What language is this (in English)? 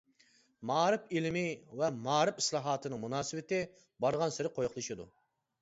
Uyghur